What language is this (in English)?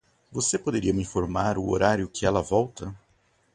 Portuguese